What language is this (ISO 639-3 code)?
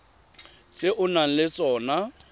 tsn